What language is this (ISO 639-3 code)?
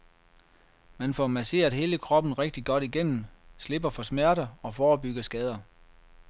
dan